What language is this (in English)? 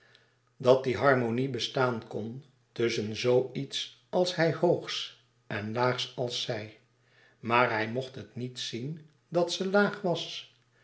Dutch